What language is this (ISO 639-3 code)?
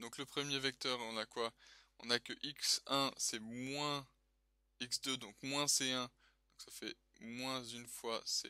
fra